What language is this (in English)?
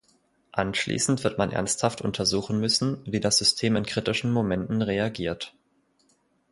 German